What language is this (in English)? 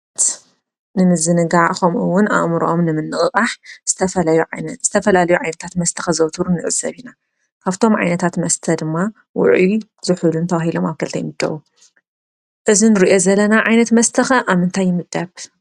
Tigrinya